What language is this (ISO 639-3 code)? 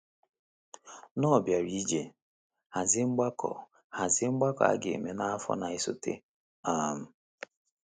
ibo